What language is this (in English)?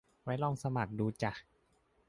Thai